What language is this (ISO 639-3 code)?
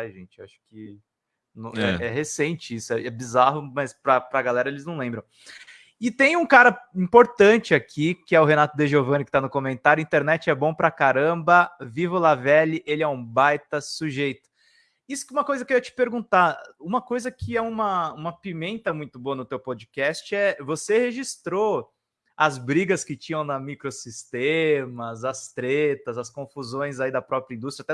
por